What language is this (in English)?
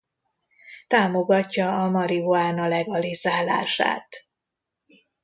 Hungarian